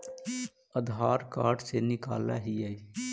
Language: Magahi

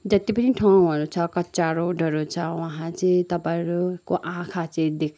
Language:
Nepali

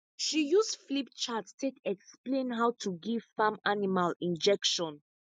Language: Nigerian Pidgin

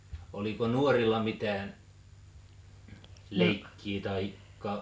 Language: Finnish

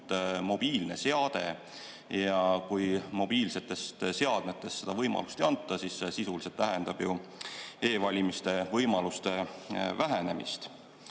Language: Estonian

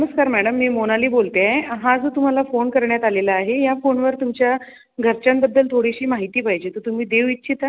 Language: Marathi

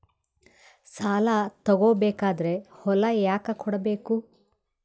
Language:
Kannada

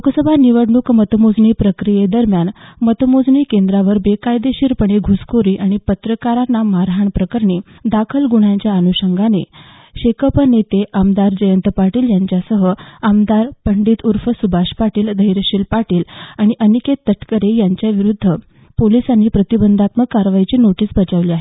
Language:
Marathi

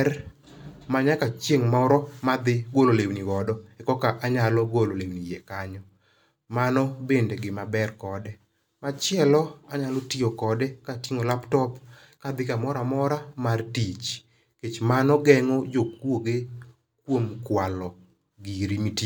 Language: Luo (Kenya and Tanzania)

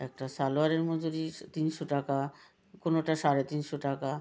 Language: Bangla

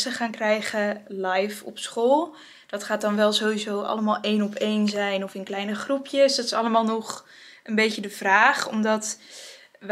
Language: Dutch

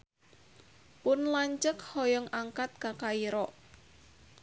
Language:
Sundanese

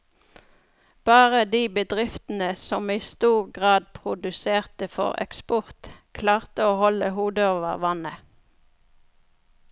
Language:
Norwegian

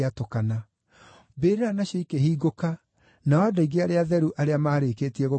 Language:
Kikuyu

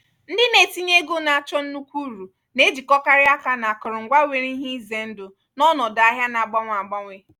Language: Igbo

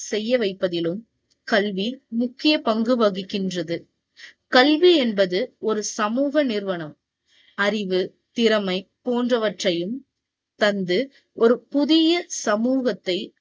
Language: Tamil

